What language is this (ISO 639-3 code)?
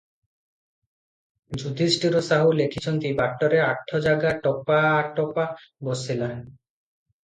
ori